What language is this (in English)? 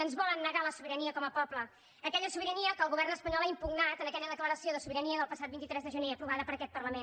Catalan